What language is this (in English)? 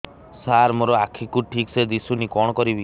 Odia